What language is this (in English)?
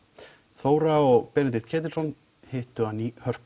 Icelandic